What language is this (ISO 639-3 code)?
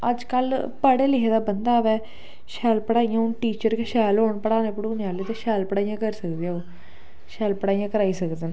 doi